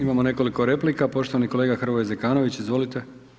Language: Croatian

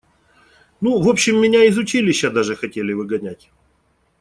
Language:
Russian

